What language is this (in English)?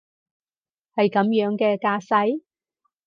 Cantonese